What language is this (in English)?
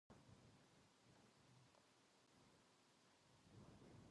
Japanese